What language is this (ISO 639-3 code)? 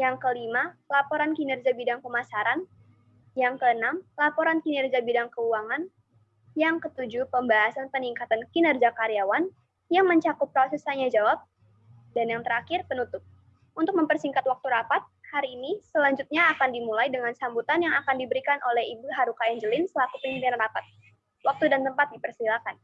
ind